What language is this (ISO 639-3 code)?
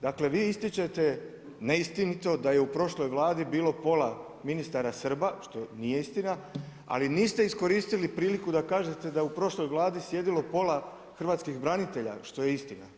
hrv